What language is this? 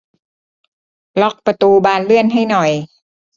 Thai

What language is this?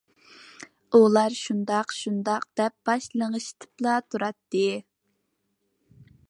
Uyghur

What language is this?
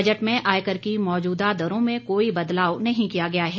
Hindi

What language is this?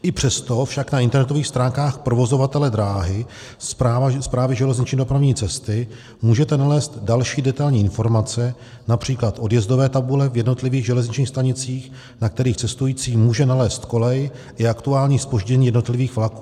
Czech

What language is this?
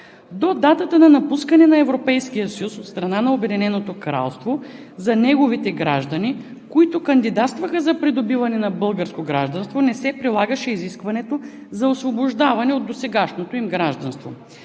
Bulgarian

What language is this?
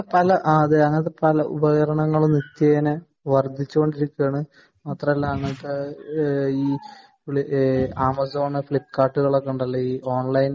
Malayalam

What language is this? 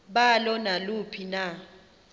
Xhosa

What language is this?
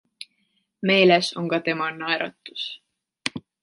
Estonian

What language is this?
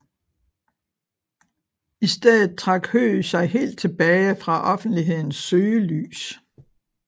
Danish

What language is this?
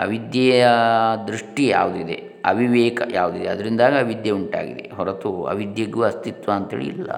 Kannada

